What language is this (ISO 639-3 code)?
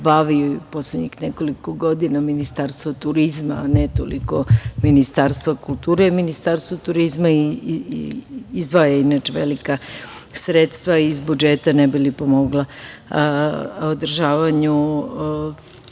srp